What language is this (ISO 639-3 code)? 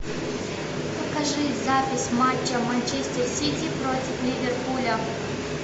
rus